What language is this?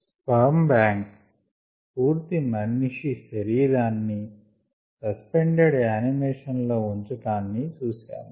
Telugu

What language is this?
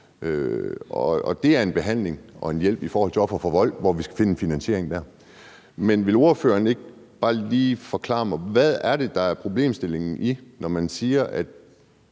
Danish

